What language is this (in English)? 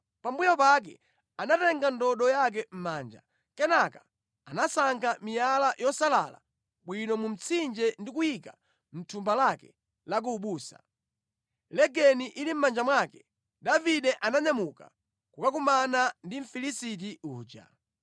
Nyanja